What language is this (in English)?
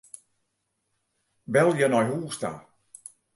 Western Frisian